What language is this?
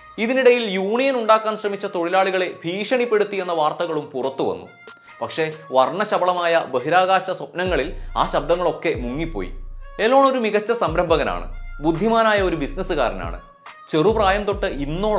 Malayalam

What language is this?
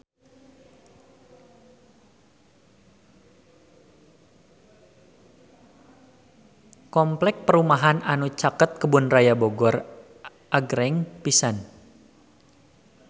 Sundanese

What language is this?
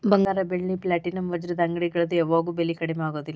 Kannada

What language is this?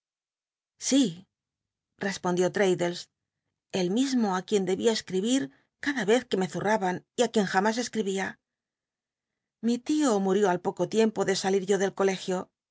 Spanish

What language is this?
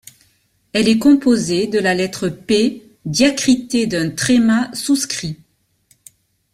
French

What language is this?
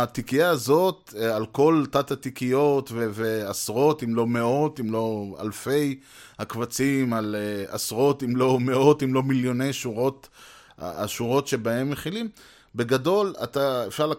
Hebrew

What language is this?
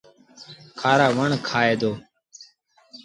Sindhi Bhil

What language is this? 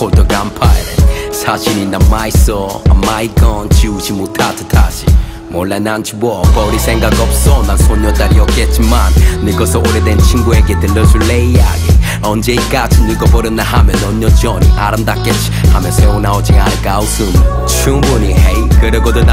Korean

